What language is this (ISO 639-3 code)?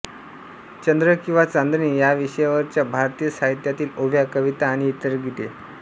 mar